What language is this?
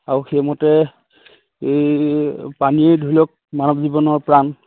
Assamese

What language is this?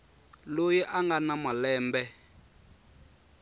Tsonga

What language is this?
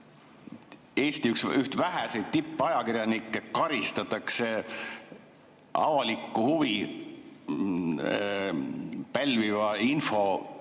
Estonian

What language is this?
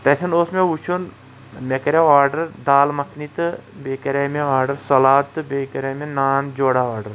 Kashmiri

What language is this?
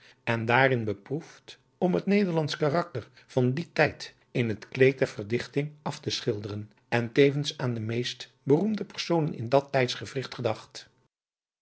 Dutch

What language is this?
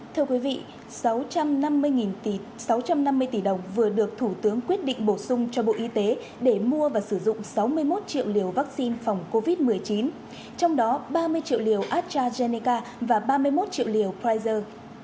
Vietnamese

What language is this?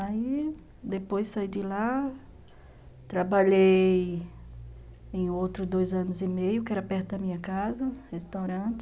Portuguese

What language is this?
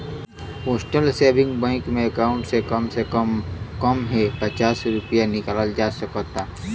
Bhojpuri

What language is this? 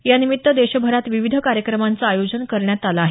Marathi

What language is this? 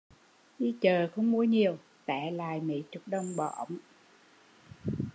Vietnamese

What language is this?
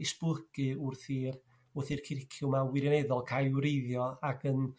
Welsh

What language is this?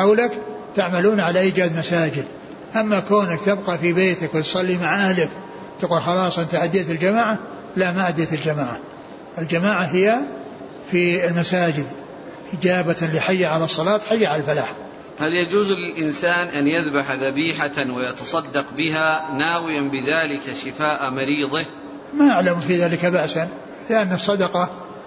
Arabic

